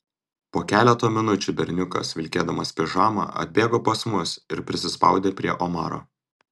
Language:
Lithuanian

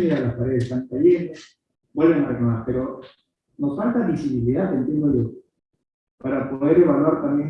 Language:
Spanish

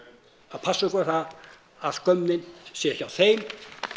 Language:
Icelandic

